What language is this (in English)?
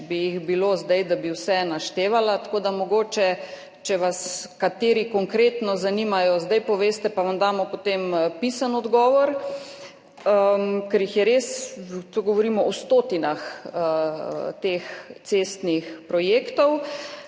Slovenian